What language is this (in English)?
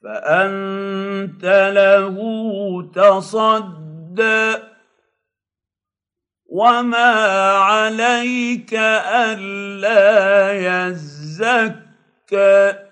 Arabic